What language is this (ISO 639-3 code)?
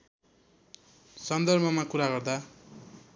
nep